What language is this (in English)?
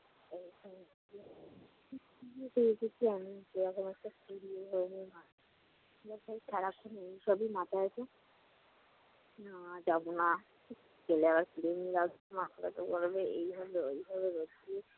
Bangla